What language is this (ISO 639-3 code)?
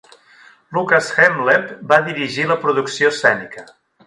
cat